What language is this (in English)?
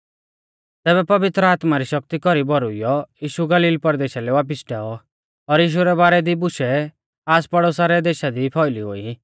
Mahasu Pahari